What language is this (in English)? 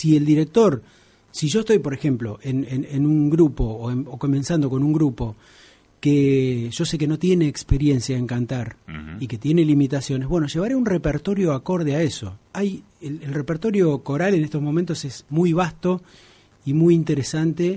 Spanish